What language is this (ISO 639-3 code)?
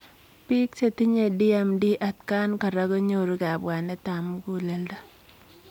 kln